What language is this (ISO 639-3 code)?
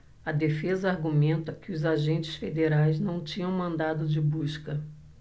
por